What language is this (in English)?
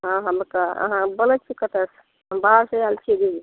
Maithili